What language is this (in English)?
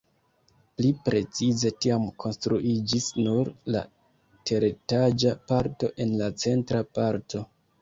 Esperanto